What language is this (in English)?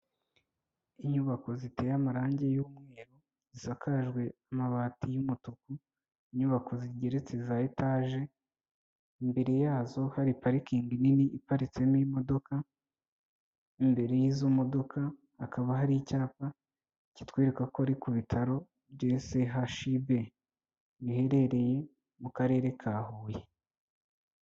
Kinyarwanda